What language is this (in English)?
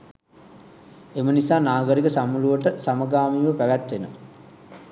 Sinhala